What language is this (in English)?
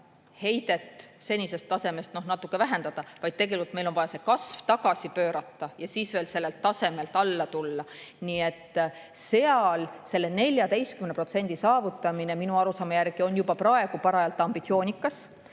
Estonian